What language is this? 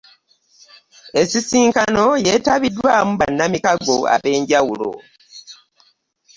Ganda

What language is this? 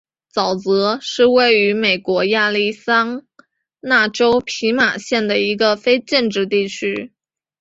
Chinese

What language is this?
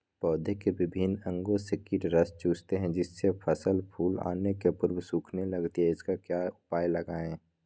Magahi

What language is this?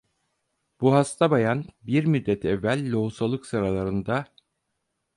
Turkish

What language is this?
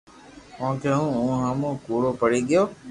Loarki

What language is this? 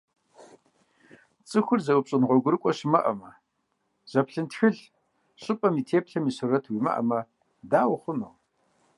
Kabardian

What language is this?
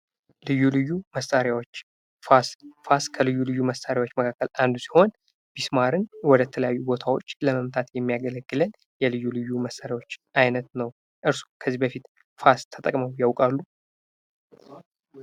Amharic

